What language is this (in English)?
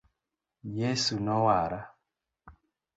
Luo (Kenya and Tanzania)